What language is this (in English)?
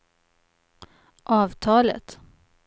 Swedish